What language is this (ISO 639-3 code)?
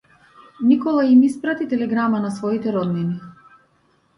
mkd